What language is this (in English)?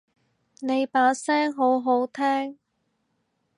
Cantonese